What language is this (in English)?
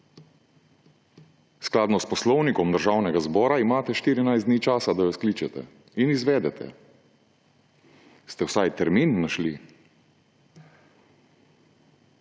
Slovenian